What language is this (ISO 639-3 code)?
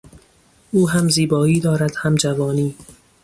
fas